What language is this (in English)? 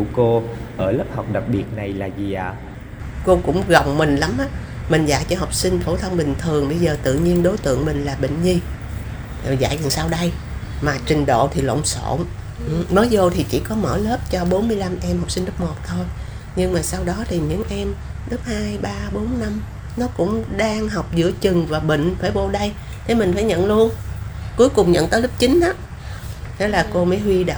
Vietnamese